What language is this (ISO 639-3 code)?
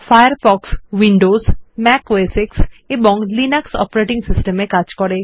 ben